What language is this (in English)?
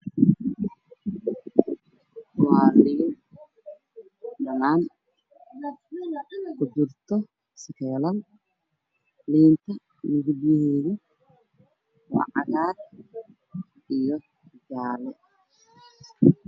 Somali